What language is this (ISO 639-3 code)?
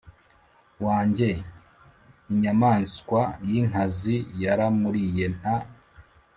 kin